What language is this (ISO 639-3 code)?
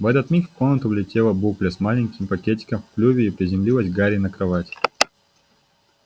rus